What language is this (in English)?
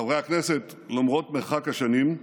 Hebrew